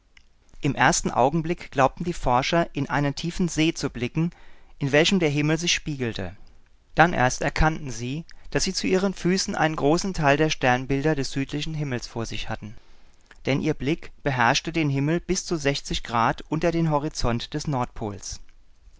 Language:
German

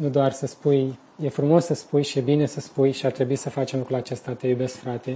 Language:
Romanian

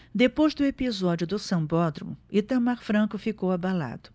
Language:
Portuguese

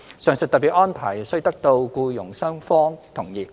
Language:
Cantonese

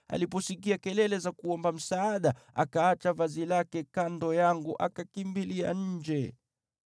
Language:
Swahili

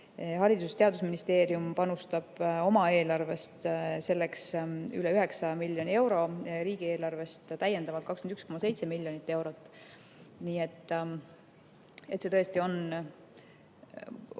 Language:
Estonian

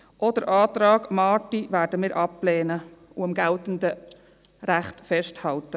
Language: Swiss German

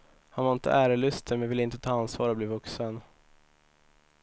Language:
Swedish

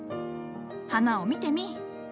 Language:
Japanese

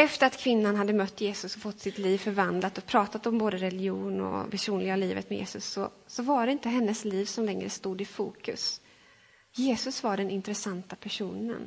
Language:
Swedish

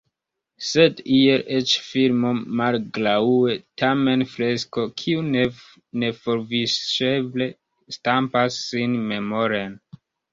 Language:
Esperanto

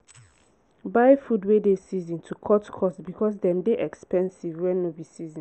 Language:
Nigerian Pidgin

